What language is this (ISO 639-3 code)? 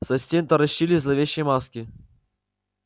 rus